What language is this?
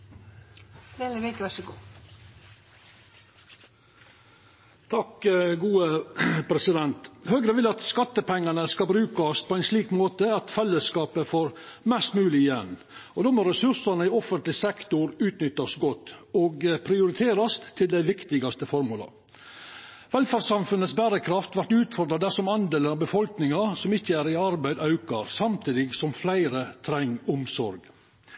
Norwegian Nynorsk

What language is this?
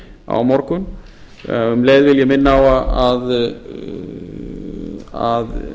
Icelandic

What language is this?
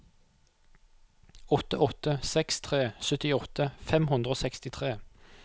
Norwegian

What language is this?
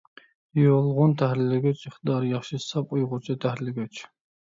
Uyghur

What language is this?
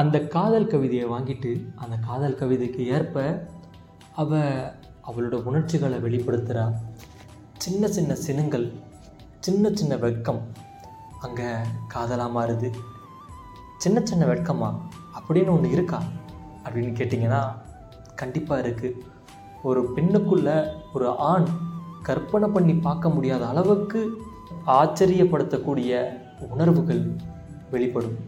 Tamil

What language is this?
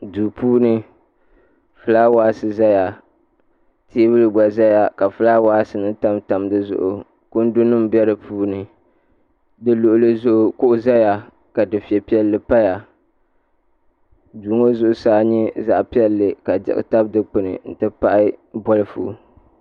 Dagbani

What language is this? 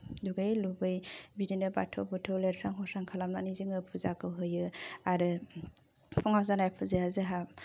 Bodo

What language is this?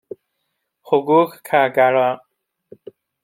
Persian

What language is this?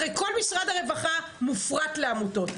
Hebrew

